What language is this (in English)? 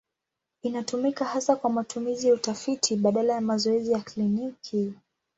Swahili